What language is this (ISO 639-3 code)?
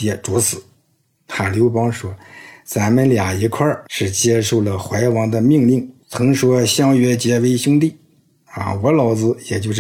zho